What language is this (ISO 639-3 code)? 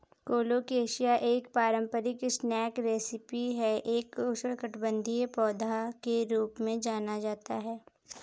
hin